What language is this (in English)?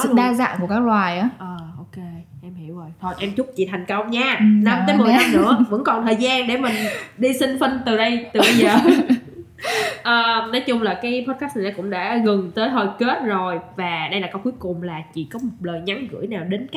Vietnamese